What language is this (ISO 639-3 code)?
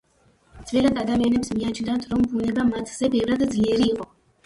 kat